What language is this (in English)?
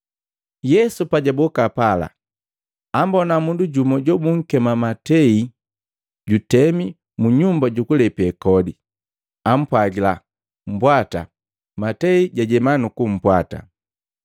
Matengo